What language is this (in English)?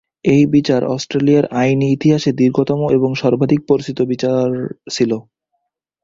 Bangla